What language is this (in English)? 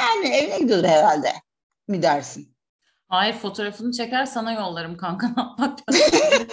Turkish